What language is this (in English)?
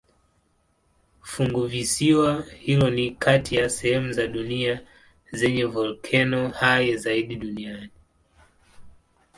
Swahili